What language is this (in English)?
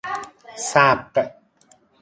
Persian